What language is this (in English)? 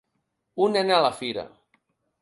Catalan